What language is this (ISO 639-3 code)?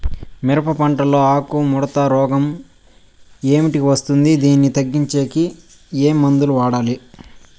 tel